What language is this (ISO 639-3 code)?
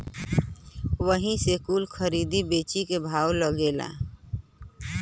bho